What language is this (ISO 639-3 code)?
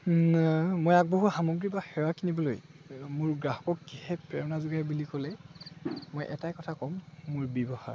asm